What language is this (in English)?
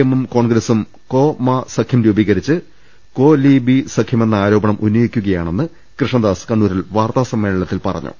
Malayalam